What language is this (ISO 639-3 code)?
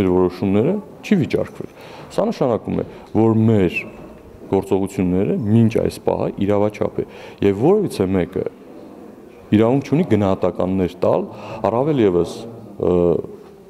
ron